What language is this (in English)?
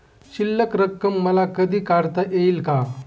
Marathi